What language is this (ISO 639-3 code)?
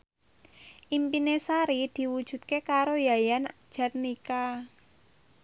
jav